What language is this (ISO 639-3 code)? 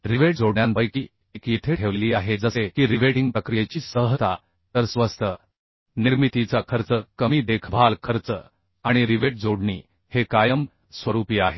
mar